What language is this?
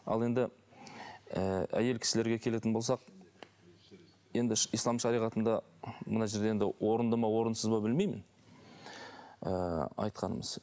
Kazakh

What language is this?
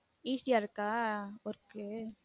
Tamil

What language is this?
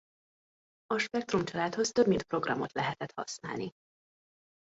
Hungarian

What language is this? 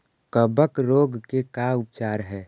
Magahi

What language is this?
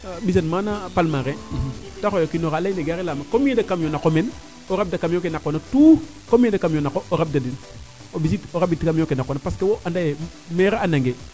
Serer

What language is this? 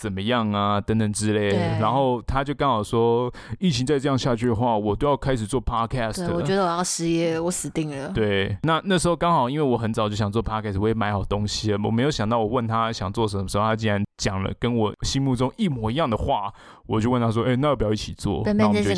Chinese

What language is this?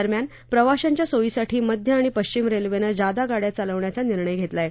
Marathi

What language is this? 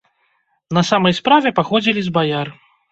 Belarusian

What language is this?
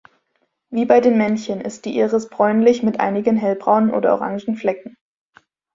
German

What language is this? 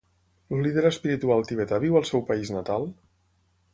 Catalan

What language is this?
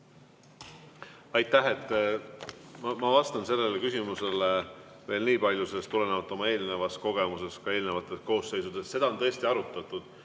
Estonian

